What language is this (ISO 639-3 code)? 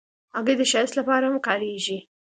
pus